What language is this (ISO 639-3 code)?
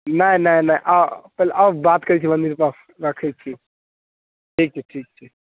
mai